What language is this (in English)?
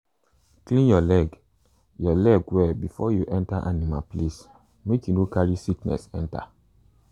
Nigerian Pidgin